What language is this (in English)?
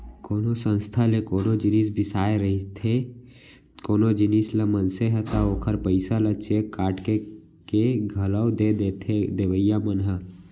Chhattisgarhi